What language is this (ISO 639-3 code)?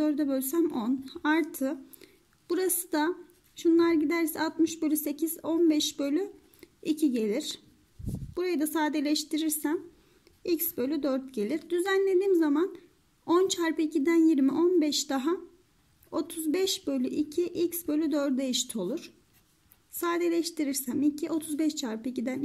tur